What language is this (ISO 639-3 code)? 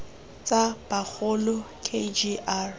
tsn